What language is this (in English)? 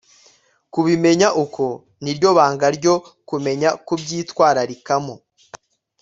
Kinyarwanda